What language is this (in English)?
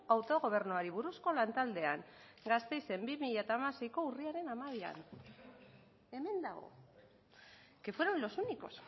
Basque